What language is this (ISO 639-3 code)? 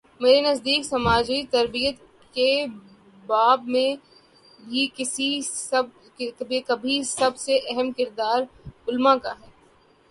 urd